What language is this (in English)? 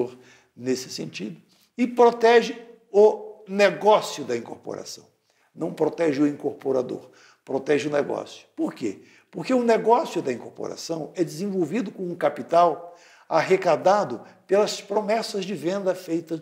Portuguese